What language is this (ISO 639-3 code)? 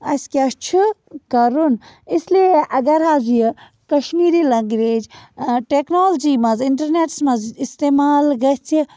kas